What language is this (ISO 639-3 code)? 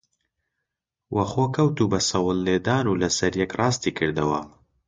ckb